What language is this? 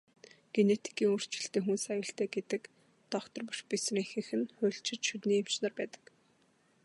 Mongolian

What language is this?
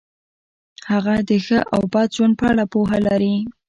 Pashto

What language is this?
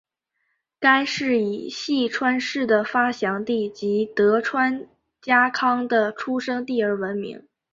Chinese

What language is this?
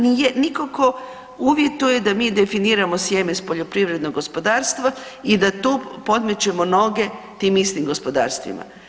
Croatian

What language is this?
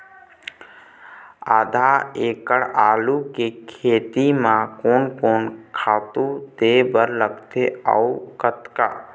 Chhattisgarhi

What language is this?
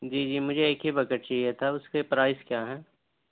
Urdu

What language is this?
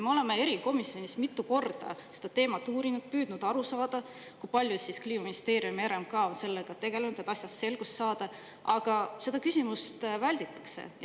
Estonian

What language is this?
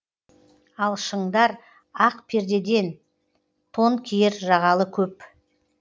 Kazakh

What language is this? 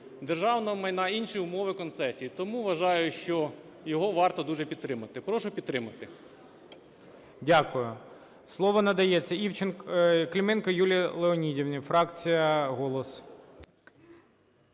Ukrainian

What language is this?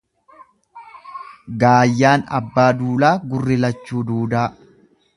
Oromo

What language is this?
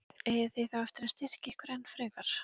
Icelandic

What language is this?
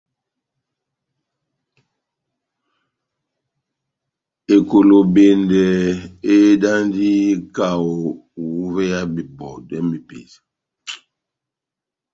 Batanga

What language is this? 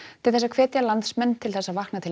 Icelandic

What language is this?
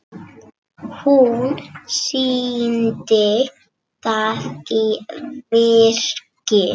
Icelandic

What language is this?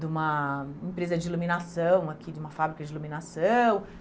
Portuguese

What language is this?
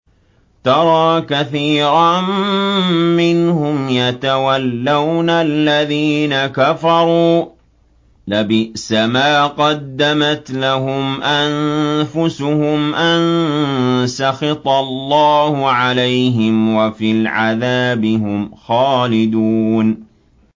Arabic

